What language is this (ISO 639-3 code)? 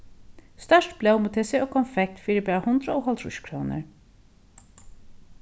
fao